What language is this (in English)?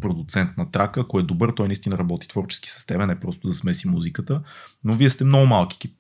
Bulgarian